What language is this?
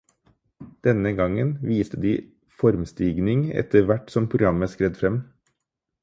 Norwegian Bokmål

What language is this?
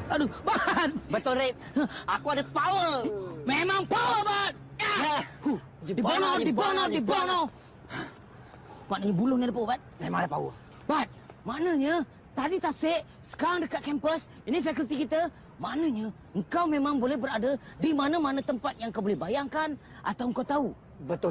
Malay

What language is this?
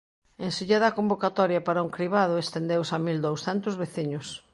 Galician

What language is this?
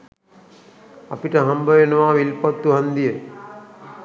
Sinhala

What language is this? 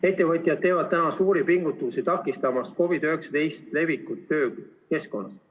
Estonian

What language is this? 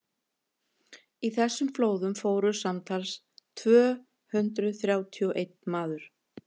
Icelandic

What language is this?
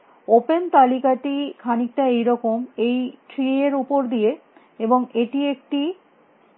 Bangla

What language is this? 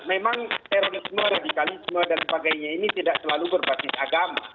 Indonesian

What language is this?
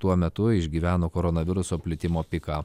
Lithuanian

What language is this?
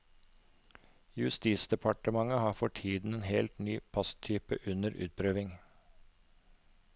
Norwegian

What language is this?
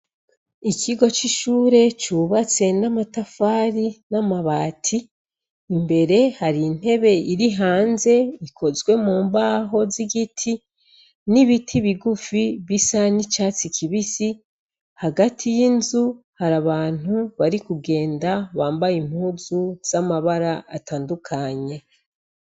Rundi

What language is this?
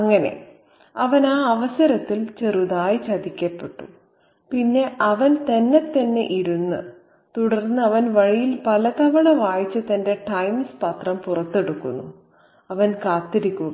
Malayalam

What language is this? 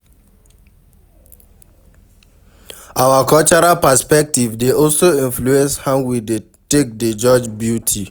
Nigerian Pidgin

